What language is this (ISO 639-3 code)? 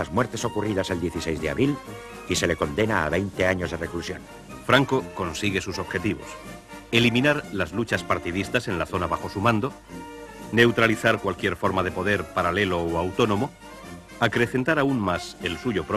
spa